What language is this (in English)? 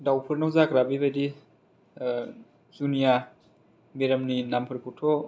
Bodo